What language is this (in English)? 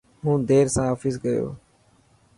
Dhatki